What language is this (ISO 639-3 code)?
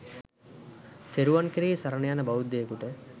sin